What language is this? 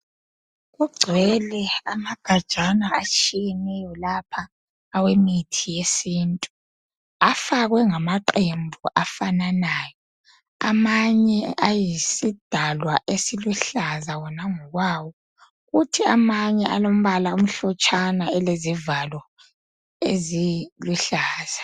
North Ndebele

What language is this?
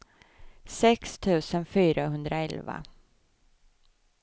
Swedish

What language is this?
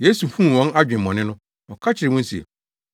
Akan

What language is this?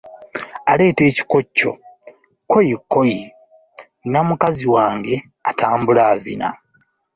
Ganda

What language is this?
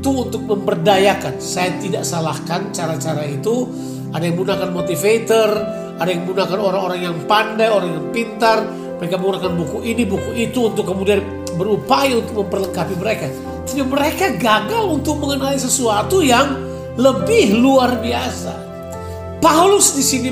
Indonesian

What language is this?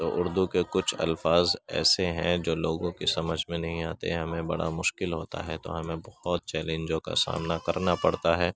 Urdu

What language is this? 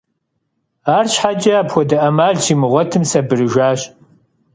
Kabardian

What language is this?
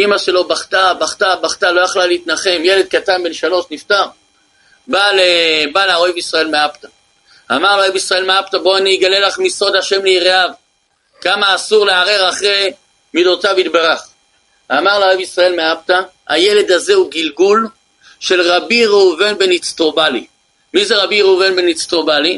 Hebrew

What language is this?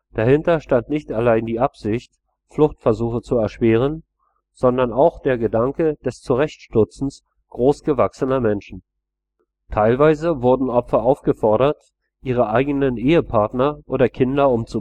German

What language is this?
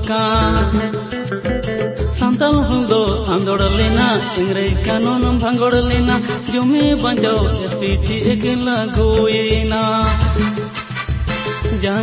Assamese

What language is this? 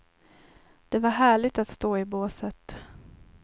Swedish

